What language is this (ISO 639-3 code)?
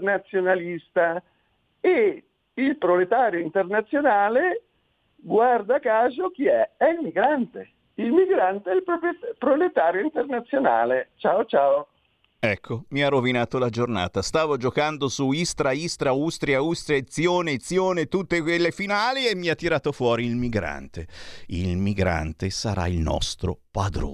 ita